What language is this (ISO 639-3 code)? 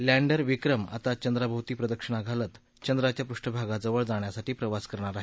mar